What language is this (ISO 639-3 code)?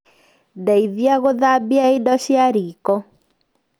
kik